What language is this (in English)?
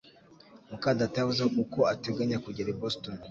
Kinyarwanda